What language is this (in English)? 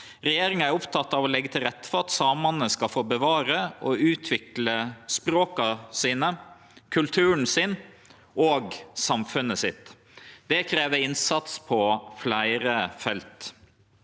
Norwegian